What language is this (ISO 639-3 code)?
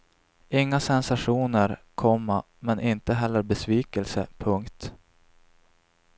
swe